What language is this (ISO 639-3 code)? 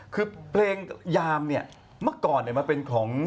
tha